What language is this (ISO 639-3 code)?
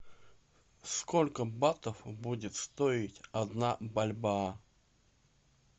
rus